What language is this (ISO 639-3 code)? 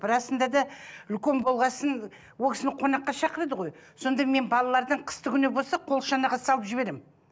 kaz